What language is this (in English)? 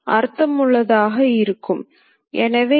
Tamil